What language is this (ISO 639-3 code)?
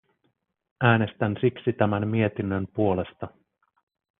fin